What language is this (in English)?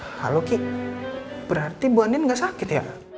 Indonesian